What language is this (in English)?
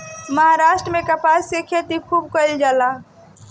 Bhojpuri